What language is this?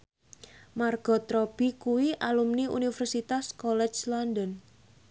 Javanese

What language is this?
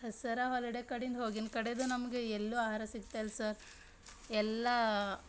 Kannada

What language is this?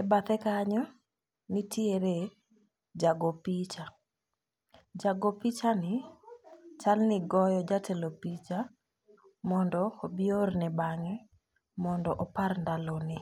Luo (Kenya and Tanzania)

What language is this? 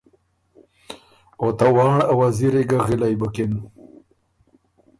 Ormuri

